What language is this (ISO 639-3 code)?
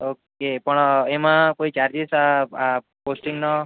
guj